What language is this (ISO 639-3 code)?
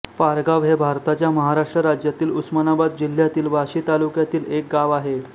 mar